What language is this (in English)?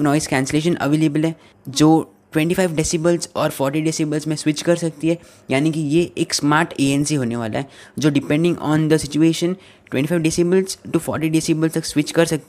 Hindi